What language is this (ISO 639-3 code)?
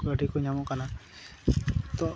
sat